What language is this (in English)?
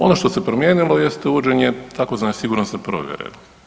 Croatian